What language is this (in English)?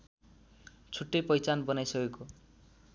Nepali